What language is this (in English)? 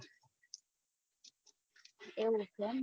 Gujarati